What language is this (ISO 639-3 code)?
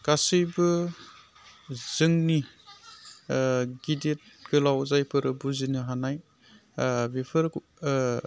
brx